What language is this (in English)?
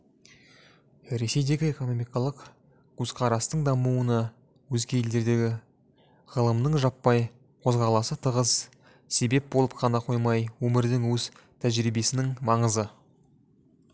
Kazakh